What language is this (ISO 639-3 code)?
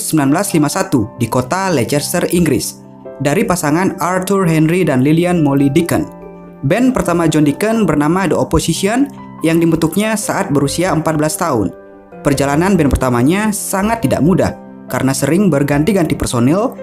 ind